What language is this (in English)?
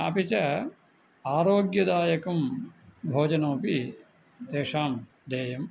Sanskrit